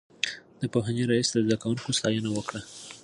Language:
Pashto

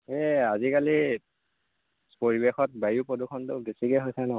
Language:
Assamese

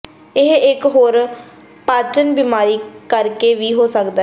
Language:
Punjabi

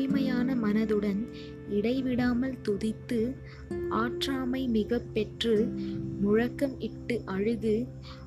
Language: Tamil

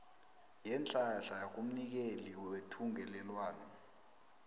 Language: South Ndebele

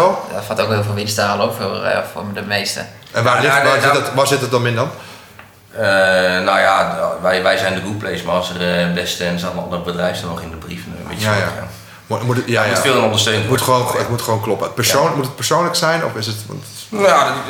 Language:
Dutch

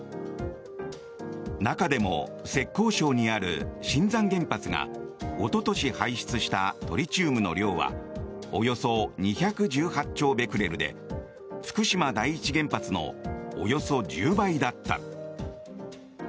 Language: Japanese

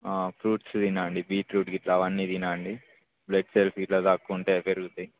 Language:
Telugu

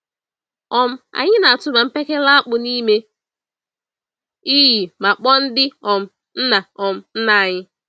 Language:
Igbo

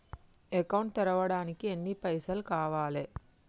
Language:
Telugu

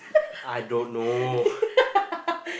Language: English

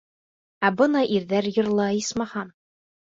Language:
Bashkir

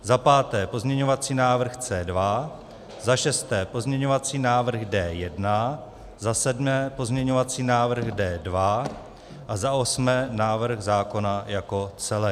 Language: Czech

